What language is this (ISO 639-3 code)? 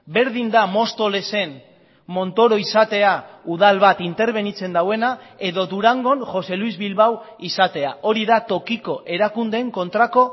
eus